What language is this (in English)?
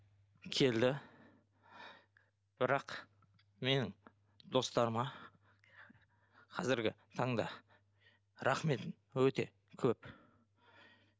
Kazakh